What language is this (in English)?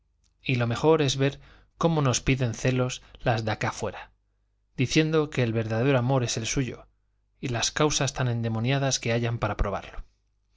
Spanish